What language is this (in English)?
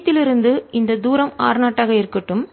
Tamil